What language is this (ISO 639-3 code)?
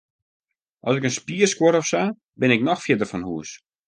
fry